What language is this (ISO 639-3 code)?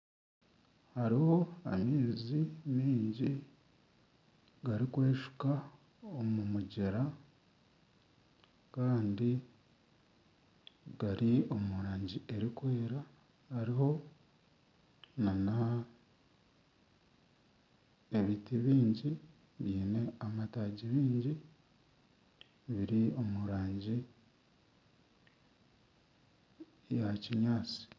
nyn